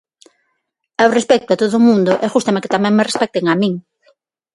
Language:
Galician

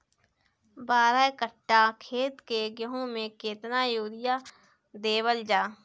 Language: Bhojpuri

